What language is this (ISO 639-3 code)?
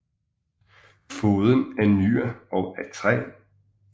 dan